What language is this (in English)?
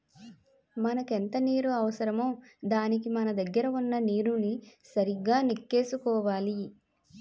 Telugu